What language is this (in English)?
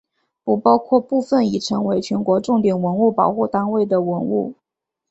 Chinese